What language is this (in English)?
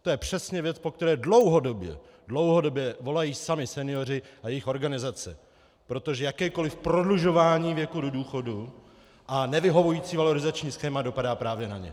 Czech